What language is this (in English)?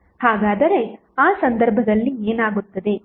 Kannada